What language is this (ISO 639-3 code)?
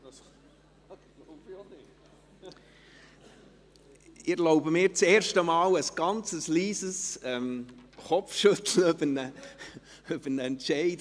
gsw